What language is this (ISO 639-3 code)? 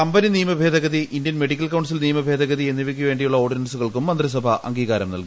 mal